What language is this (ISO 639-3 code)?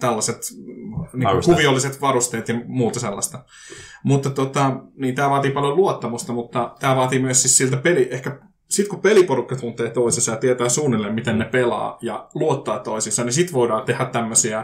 fin